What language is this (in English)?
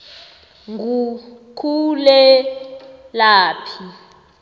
South Ndebele